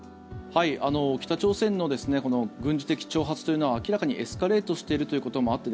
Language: Japanese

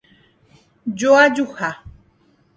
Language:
Guarani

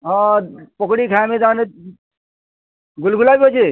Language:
Odia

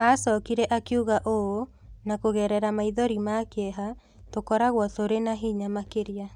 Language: Kikuyu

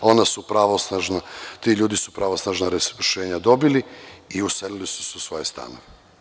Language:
Serbian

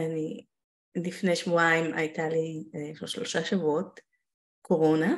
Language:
Hebrew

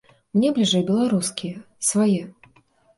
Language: Belarusian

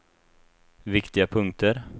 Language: Swedish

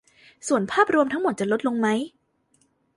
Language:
Thai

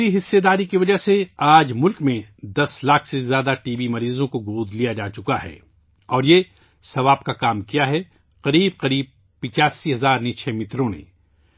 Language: Urdu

